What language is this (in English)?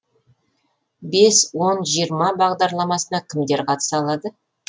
Kazakh